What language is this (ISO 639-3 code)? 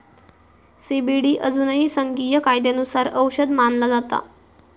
mar